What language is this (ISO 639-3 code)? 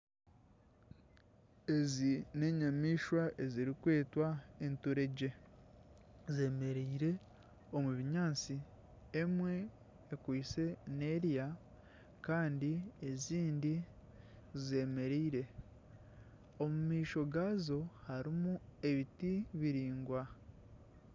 nyn